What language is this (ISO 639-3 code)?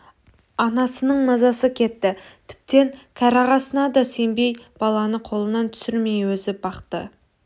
kaz